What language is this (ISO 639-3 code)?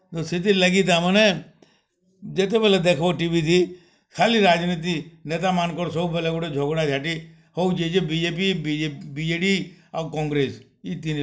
ori